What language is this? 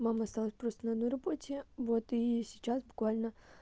Russian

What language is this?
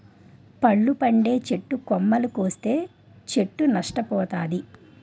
Telugu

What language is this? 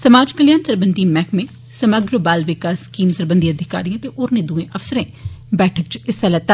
Dogri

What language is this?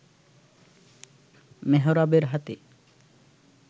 Bangla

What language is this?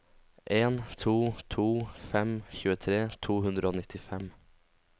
Norwegian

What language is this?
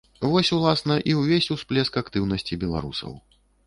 Belarusian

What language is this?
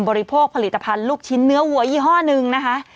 Thai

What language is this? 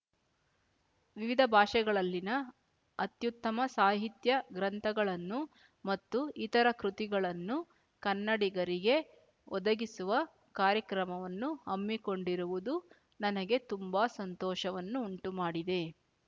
Kannada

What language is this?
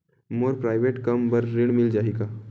Chhattisgarhi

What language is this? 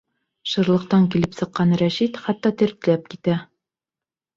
Bashkir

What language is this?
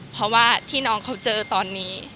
Thai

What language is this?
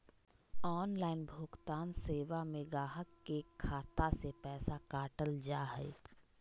Magahi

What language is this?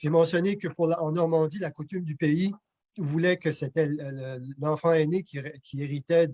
French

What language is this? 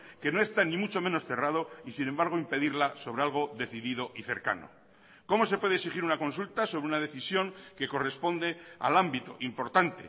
Spanish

